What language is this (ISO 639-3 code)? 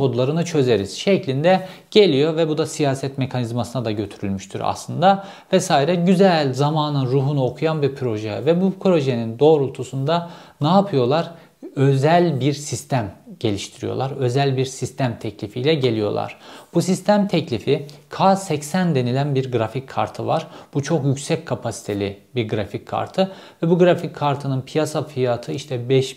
tur